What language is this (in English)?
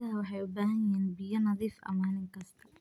Somali